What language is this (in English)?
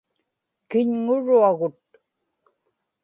Inupiaq